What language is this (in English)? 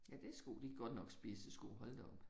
Danish